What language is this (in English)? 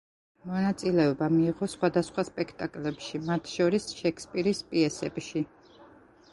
Georgian